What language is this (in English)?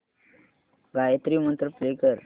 Marathi